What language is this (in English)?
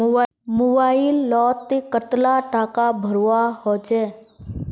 Magahi